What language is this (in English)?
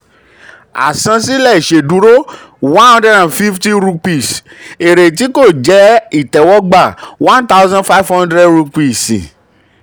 Yoruba